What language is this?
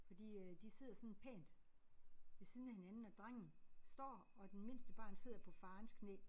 Danish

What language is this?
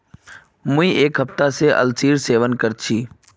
Magahi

